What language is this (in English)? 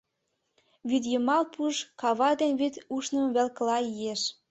Mari